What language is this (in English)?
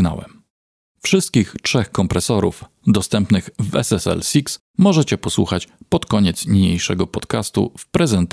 Polish